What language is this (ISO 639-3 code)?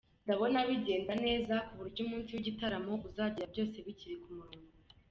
kin